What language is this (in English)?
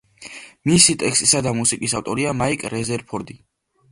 Georgian